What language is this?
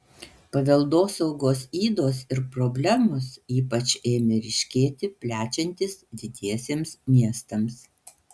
Lithuanian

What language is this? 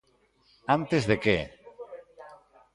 Galician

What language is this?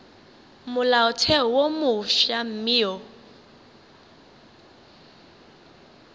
Northern Sotho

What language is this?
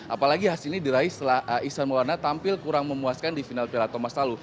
Indonesian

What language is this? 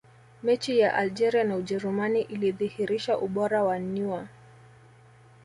Swahili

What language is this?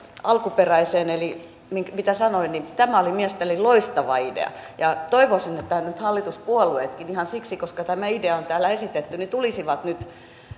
Finnish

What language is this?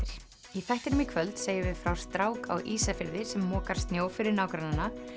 Icelandic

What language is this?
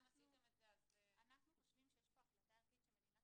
Hebrew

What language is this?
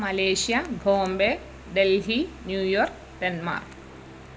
Malayalam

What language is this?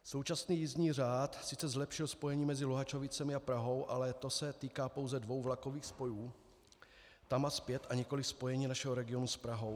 Czech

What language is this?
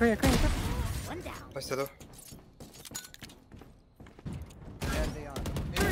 Turkish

